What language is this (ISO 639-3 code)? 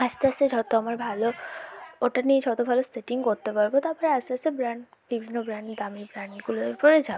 ben